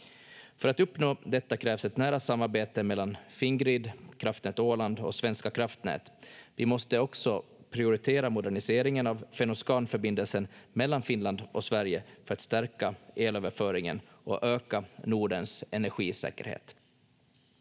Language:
Finnish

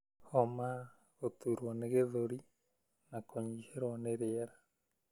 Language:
Kikuyu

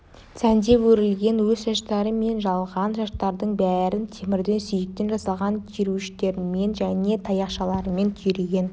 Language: Kazakh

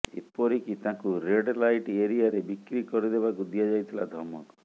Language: Odia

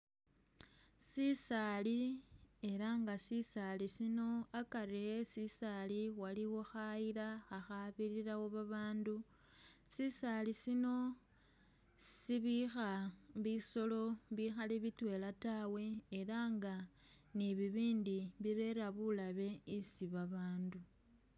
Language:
Masaaba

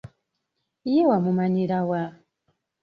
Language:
Ganda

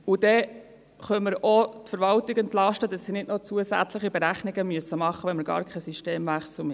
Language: Swiss German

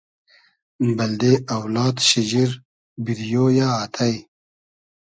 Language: Hazaragi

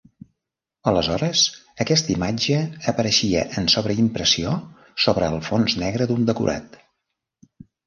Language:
Catalan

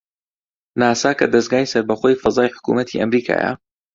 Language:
Central Kurdish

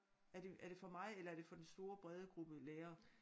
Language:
Danish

